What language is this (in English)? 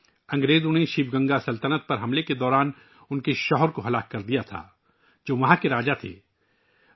Urdu